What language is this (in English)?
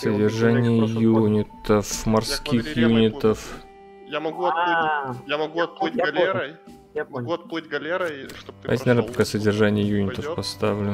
Russian